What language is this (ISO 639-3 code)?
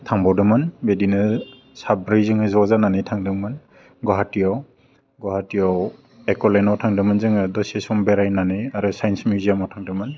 brx